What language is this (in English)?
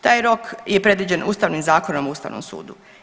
Croatian